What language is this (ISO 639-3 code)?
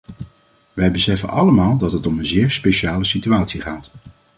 nld